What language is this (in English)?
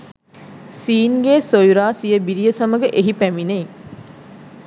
Sinhala